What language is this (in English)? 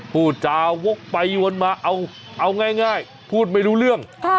Thai